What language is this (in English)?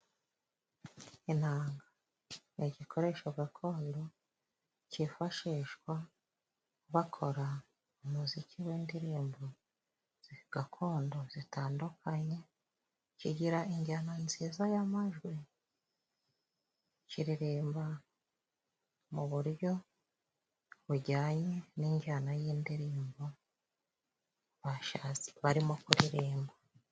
Kinyarwanda